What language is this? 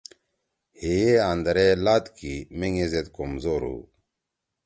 Torwali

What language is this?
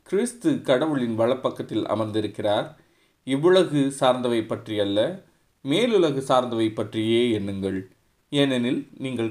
Tamil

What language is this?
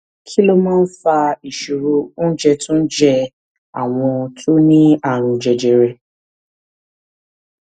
Yoruba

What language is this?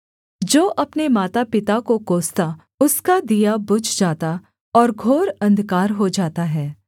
Hindi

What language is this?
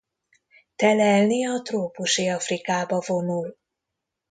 Hungarian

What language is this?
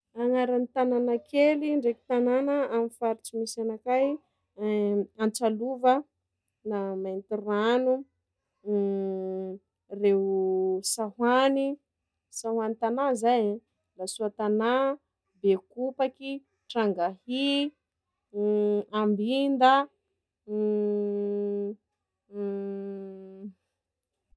Sakalava Malagasy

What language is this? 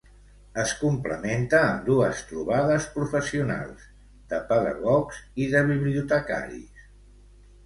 Catalan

